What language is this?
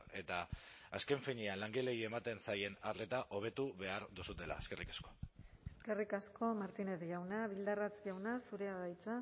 Basque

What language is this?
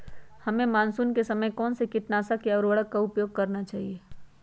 Magahi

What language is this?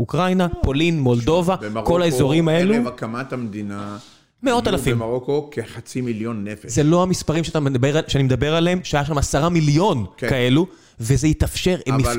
Hebrew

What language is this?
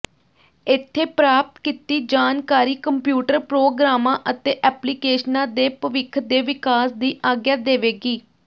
Punjabi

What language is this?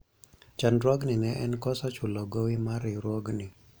Luo (Kenya and Tanzania)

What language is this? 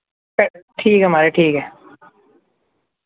Dogri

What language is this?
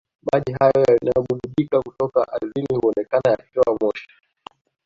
Swahili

